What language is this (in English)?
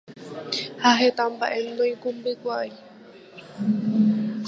Guarani